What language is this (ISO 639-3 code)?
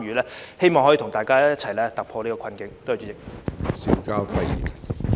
yue